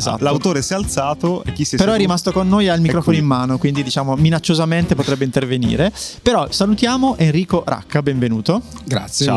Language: Italian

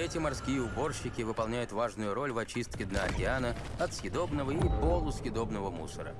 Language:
Russian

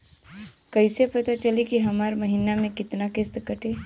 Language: Bhojpuri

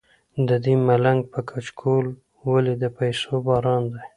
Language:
Pashto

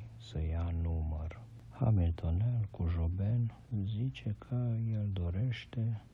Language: Romanian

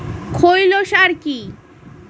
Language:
Bangla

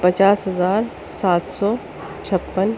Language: Urdu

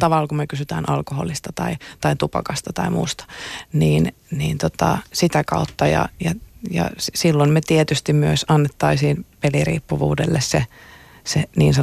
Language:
Finnish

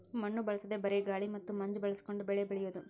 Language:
Kannada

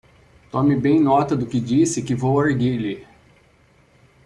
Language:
Portuguese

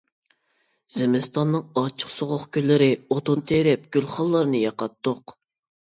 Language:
Uyghur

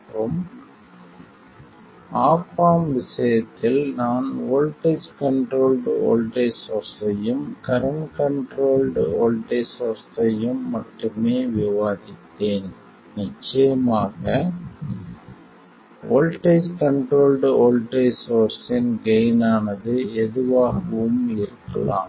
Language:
Tamil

